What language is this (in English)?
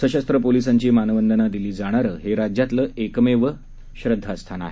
Marathi